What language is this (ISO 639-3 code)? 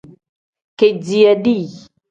kdh